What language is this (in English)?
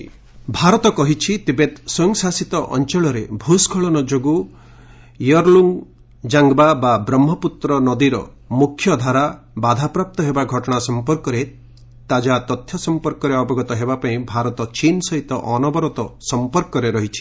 Odia